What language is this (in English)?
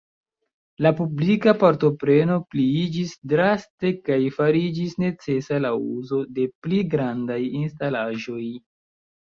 Esperanto